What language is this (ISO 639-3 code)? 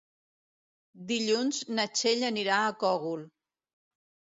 cat